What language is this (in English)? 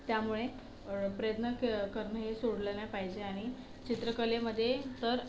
Marathi